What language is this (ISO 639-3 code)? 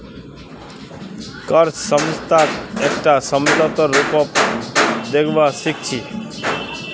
mag